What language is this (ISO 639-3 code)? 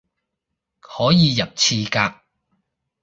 yue